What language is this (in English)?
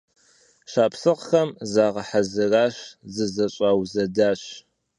Kabardian